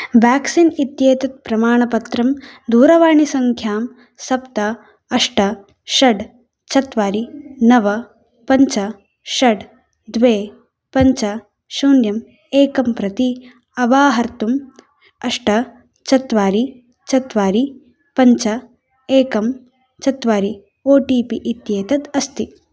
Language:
Sanskrit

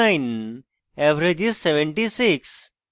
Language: Bangla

